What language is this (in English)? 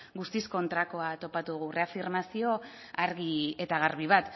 Basque